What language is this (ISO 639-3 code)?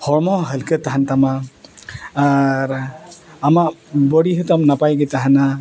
sat